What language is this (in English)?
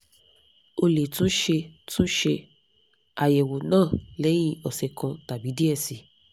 Yoruba